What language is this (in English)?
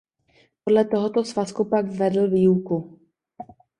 Czech